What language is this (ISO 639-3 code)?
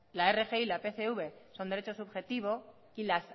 spa